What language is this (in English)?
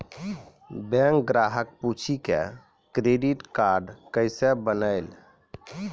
Maithili